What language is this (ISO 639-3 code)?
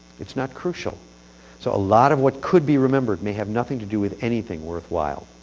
eng